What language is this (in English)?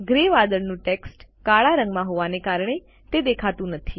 Gujarati